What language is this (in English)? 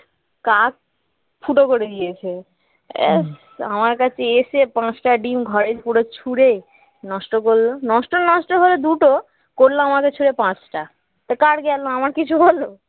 Bangla